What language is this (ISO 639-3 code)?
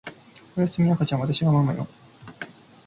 jpn